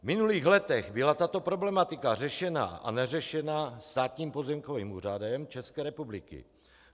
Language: Czech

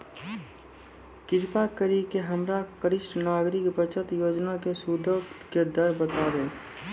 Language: Maithili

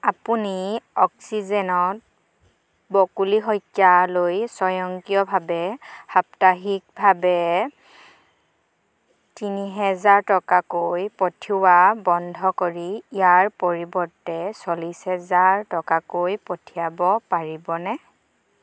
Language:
Assamese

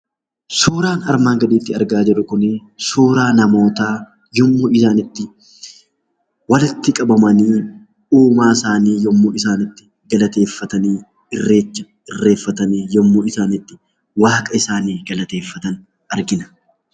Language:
Oromo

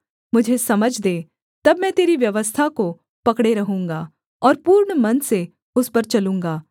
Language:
Hindi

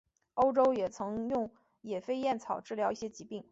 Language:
Chinese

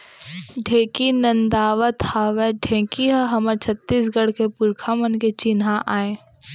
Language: Chhattisgarhi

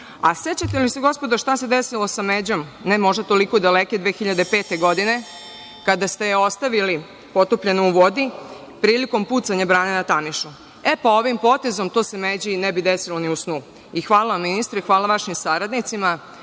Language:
Serbian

